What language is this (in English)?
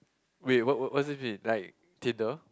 English